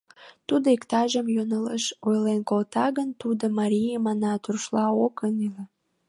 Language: Mari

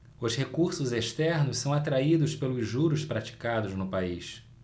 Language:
Portuguese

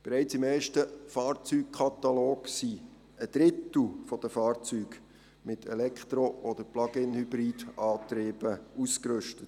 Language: Swiss German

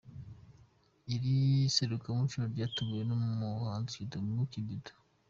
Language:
Kinyarwanda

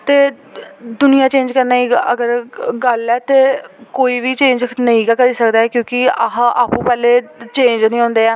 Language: Dogri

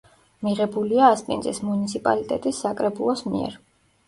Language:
Georgian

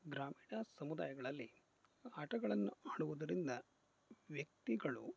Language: Kannada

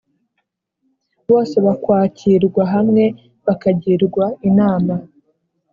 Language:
Kinyarwanda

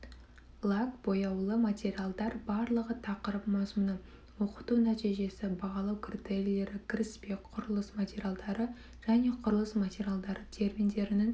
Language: Kazakh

